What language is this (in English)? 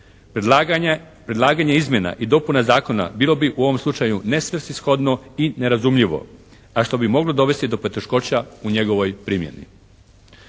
Croatian